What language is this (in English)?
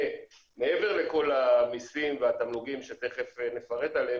Hebrew